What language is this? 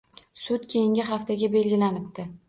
Uzbek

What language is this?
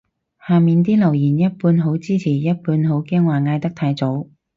Cantonese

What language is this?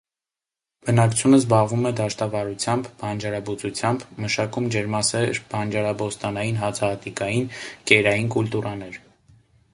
Armenian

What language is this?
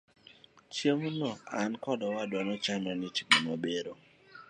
Luo (Kenya and Tanzania)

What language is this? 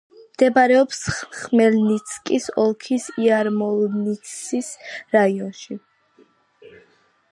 Georgian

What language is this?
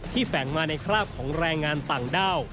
Thai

